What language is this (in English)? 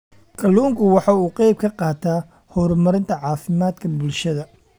Somali